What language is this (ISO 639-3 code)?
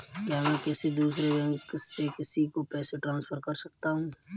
hin